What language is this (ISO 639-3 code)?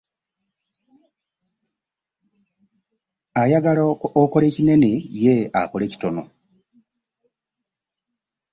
lug